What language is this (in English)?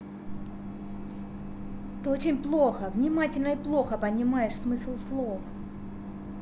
Russian